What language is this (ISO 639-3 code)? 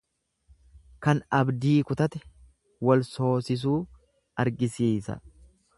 orm